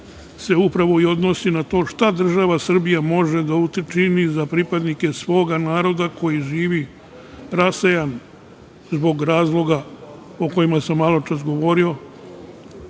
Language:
Serbian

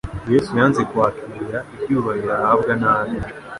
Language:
Kinyarwanda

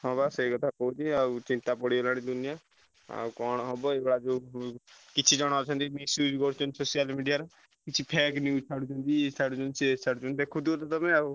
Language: Odia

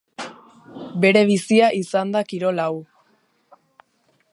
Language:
Basque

